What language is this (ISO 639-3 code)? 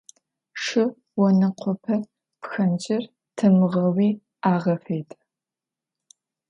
ady